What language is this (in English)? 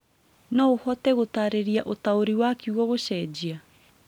Kikuyu